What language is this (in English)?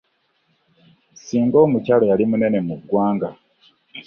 Ganda